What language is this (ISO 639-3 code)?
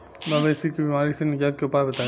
bho